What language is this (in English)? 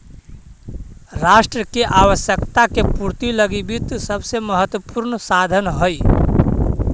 Magahi